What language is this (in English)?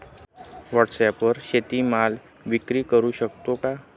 Marathi